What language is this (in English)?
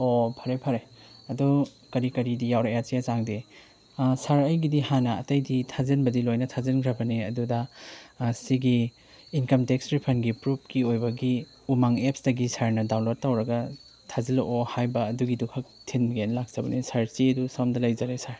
Manipuri